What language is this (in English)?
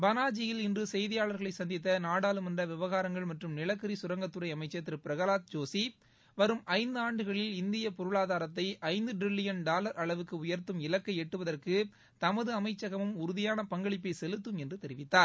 Tamil